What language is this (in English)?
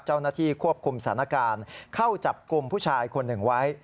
Thai